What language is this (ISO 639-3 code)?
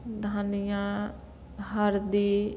mai